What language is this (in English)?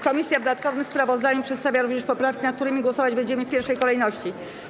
Polish